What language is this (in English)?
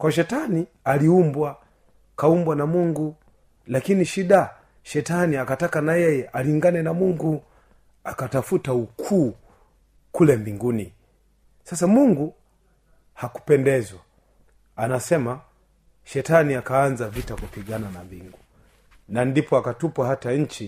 Swahili